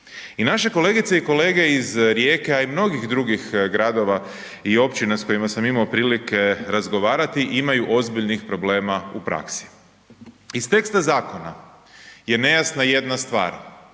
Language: Croatian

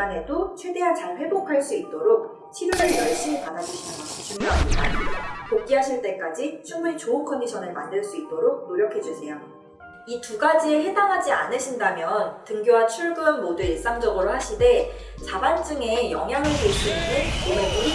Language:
Korean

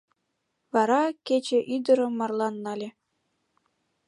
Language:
Mari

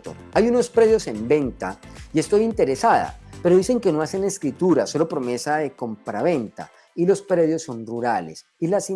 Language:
Spanish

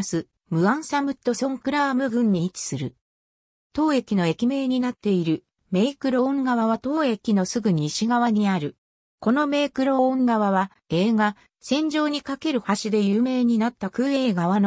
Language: Japanese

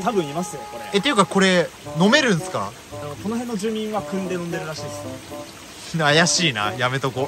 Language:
Japanese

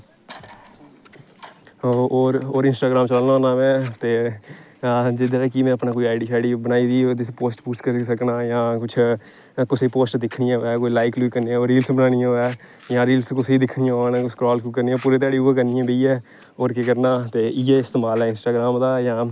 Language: Dogri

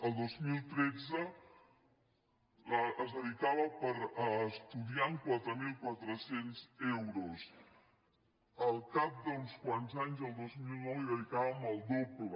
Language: Catalan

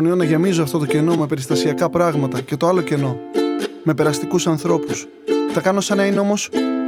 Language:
Greek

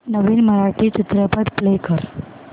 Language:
Marathi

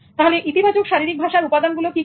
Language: Bangla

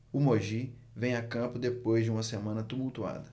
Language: Portuguese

